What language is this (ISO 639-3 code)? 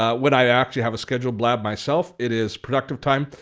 eng